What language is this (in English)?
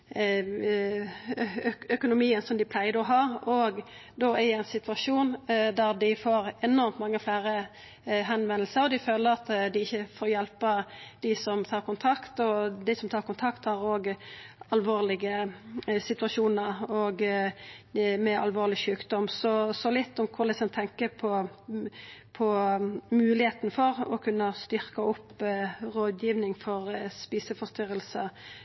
Norwegian Nynorsk